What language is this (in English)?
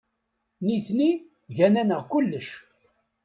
Kabyle